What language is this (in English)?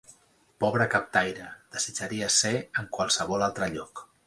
Catalan